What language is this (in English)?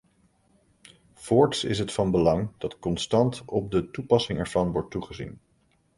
Dutch